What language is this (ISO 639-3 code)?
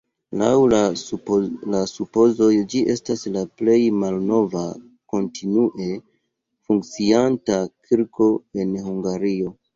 epo